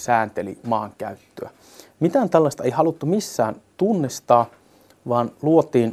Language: Finnish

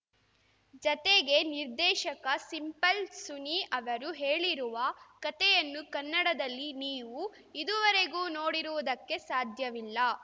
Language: Kannada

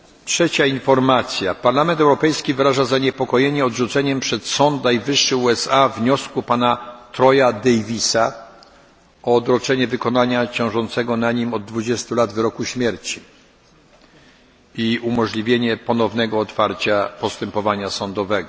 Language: Polish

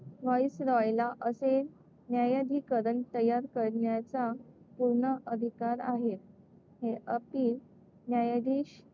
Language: Marathi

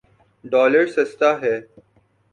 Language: Urdu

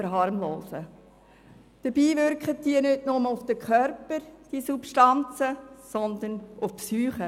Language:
Swiss German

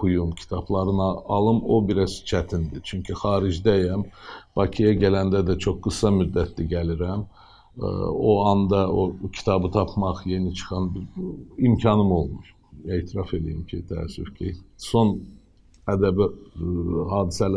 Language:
Turkish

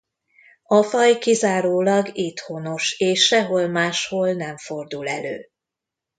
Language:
Hungarian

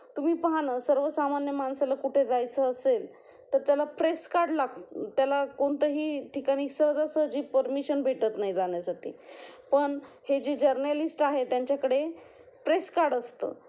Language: Marathi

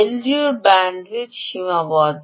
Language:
Bangla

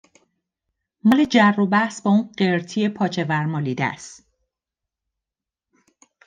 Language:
Persian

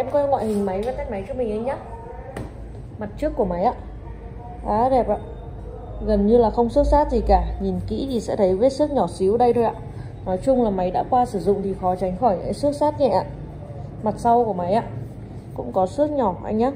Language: Vietnamese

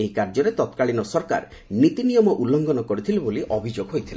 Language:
Odia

